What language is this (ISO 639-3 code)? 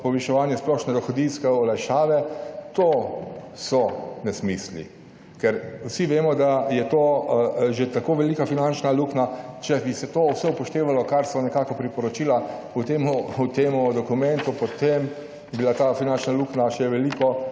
slv